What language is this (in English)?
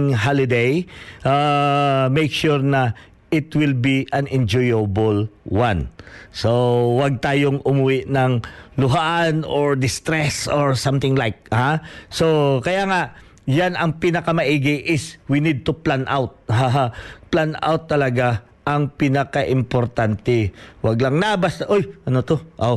Filipino